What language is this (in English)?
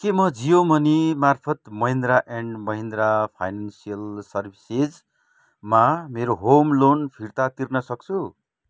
Nepali